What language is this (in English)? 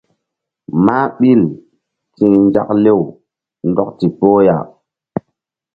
Mbum